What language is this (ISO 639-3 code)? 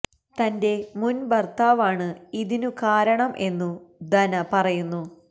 mal